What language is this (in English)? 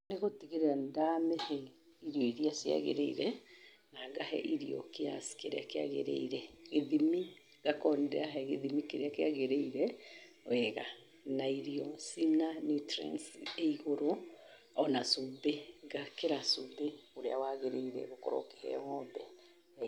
Kikuyu